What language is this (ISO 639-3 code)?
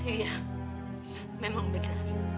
ind